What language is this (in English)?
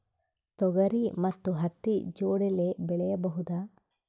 Kannada